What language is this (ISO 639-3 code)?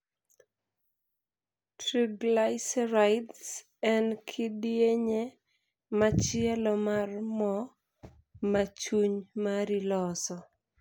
luo